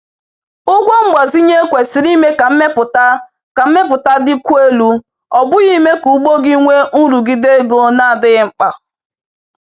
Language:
Igbo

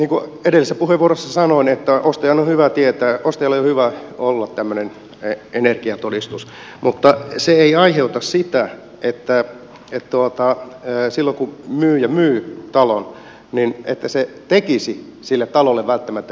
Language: Finnish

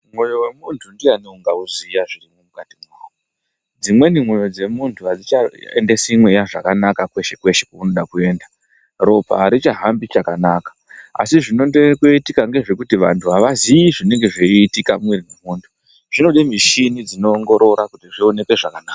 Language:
Ndau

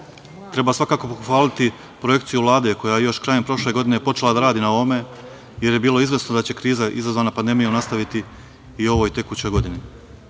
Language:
Serbian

